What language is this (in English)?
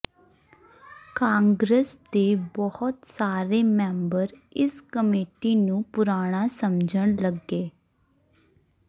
Punjabi